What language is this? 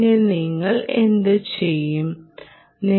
Malayalam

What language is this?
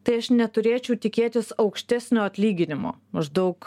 Lithuanian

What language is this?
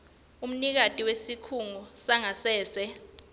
Swati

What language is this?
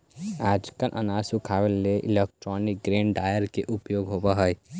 Magahi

